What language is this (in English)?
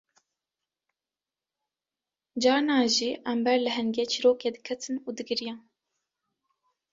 Kurdish